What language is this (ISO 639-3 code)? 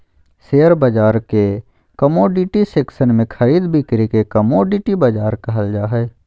mag